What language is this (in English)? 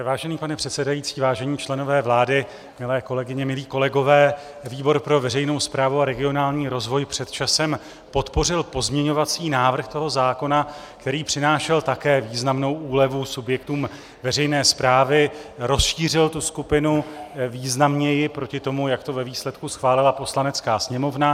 Czech